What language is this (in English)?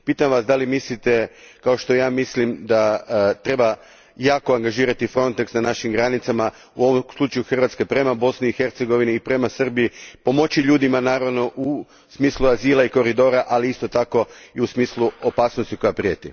Croatian